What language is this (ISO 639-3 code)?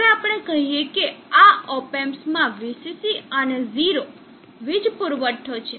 guj